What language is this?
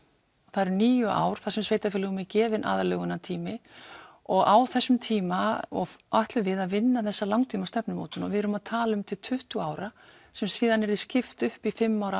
Icelandic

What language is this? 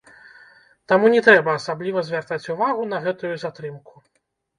Belarusian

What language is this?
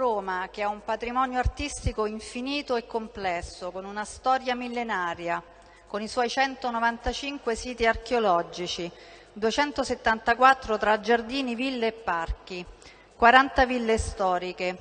Italian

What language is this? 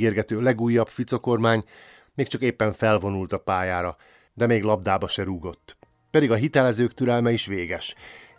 Hungarian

